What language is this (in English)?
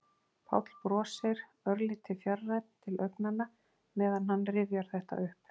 Icelandic